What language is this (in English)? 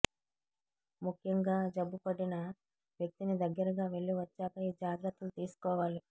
Telugu